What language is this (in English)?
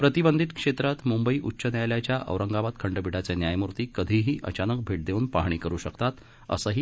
Marathi